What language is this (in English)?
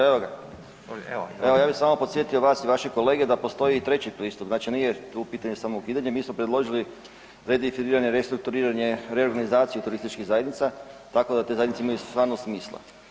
Croatian